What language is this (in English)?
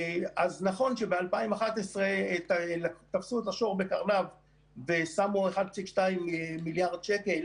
Hebrew